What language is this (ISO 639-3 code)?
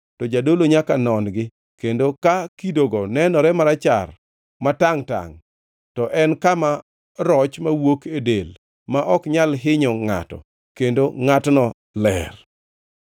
luo